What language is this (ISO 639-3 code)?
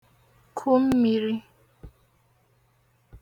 ibo